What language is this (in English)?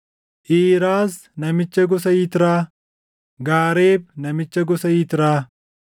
Oromo